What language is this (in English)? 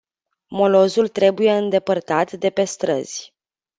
Romanian